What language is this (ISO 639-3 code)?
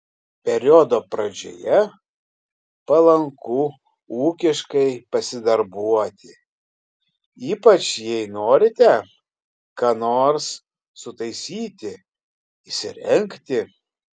lit